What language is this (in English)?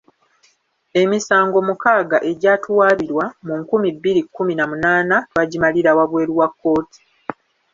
Ganda